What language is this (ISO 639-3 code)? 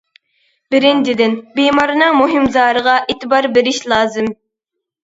uig